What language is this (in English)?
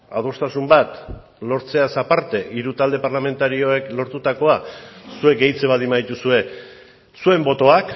Basque